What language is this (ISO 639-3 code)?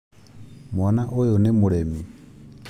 kik